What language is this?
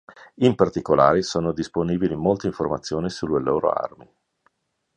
Italian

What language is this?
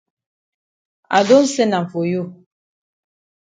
Cameroon Pidgin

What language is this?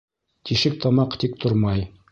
Bashkir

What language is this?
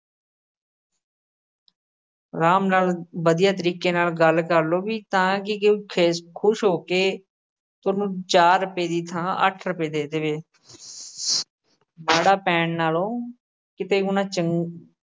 Punjabi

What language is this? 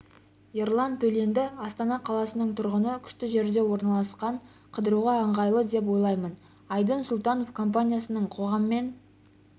Kazakh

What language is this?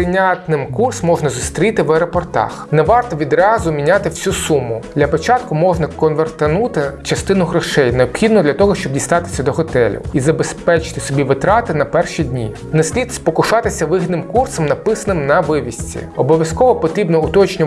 Ukrainian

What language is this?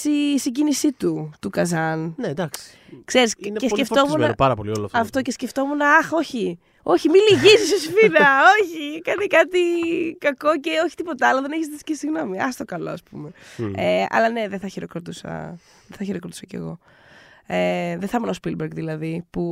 Greek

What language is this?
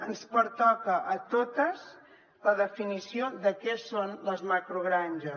Catalan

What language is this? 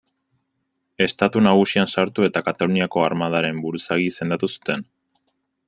Basque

